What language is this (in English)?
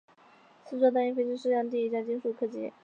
Chinese